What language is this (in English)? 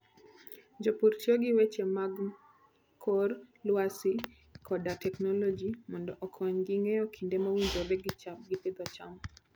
Luo (Kenya and Tanzania)